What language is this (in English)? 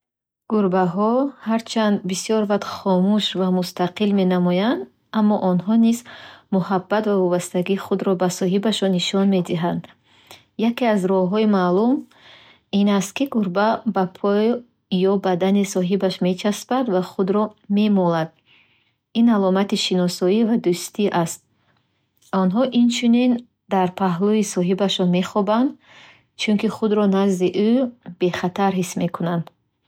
Bukharic